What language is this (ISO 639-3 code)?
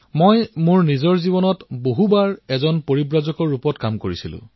asm